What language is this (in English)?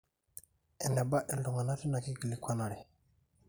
Masai